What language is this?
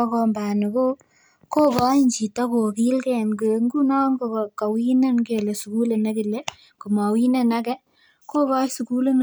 Kalenjin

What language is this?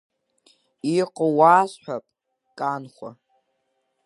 Abkhazian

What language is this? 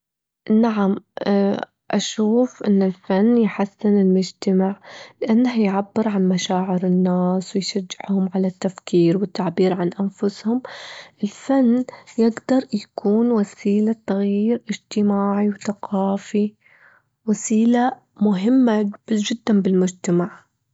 Gulf Arabic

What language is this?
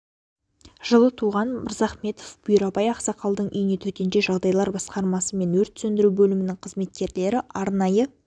Kazakh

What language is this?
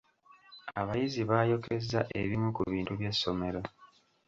Ganda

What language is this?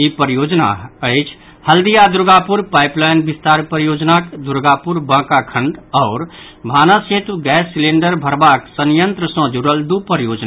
Maithili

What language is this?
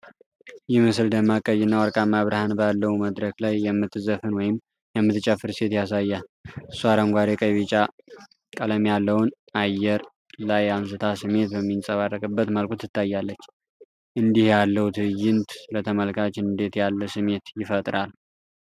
Amharic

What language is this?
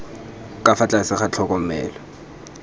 Tswana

